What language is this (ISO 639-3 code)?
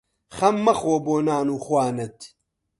ckb